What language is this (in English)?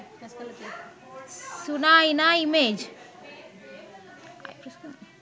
Sinhala